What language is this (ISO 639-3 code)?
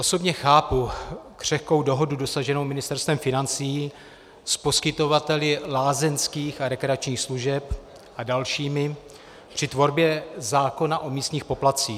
ces